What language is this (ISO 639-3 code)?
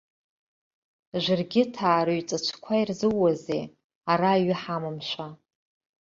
abk